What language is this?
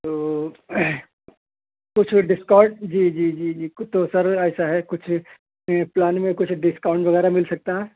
Urdu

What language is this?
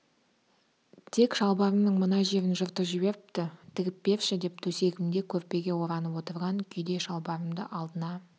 Kazakh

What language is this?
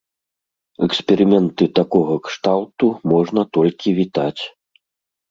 Belarusian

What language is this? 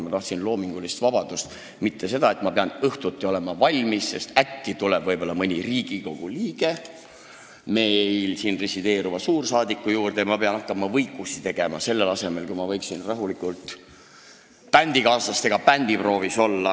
Estonian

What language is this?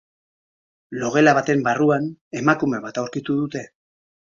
Basque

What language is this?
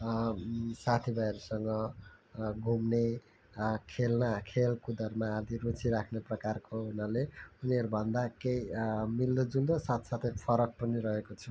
Nepali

